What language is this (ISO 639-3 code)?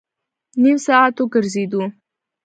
pus